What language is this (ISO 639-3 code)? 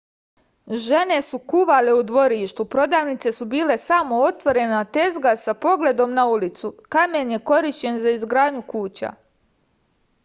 srp